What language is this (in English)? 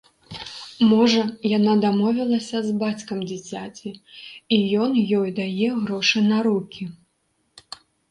Belarusian